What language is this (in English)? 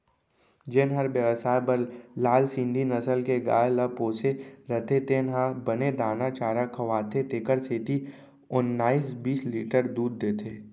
Chhattisgarhi